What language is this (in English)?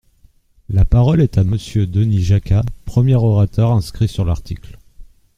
French